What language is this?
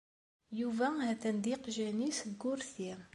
Kabyle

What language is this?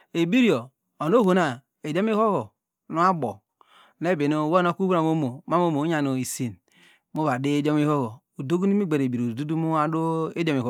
Degema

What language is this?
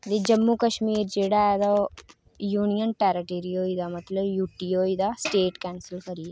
Dogri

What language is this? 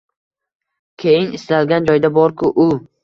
Uzbek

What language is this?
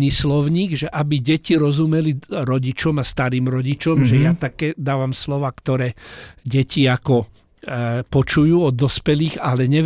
Slovak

